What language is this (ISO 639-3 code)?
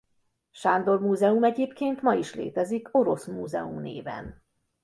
hun